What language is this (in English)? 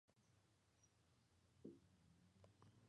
Spanish